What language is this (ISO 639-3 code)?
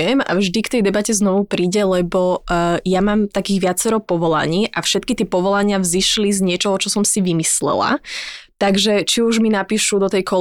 slk